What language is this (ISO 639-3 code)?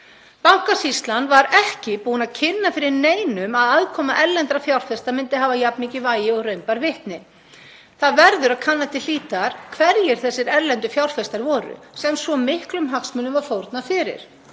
isl